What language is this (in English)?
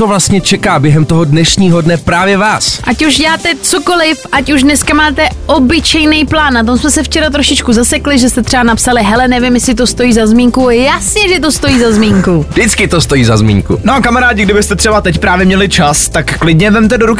Czech